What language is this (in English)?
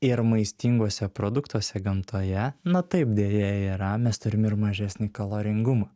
Lithuanian